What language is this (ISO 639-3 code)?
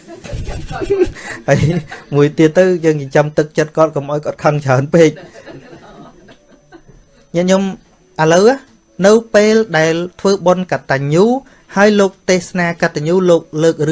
vie